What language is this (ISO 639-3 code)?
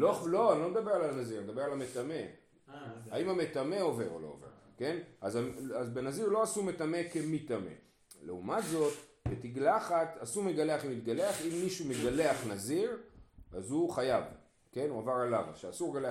heb